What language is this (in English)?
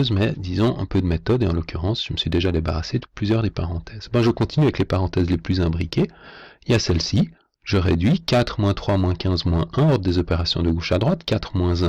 French